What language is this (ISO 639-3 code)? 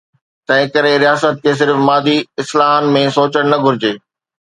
snd